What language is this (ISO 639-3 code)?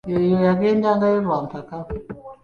lug